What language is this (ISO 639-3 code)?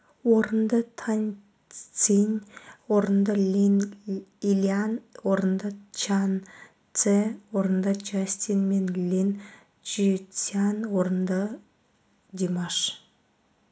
kaz